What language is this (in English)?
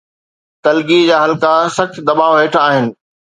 Sindhi